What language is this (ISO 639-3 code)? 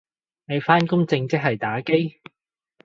yue